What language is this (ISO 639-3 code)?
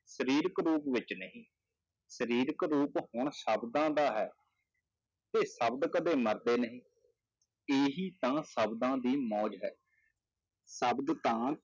pan